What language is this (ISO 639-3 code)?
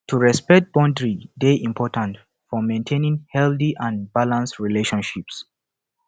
pcm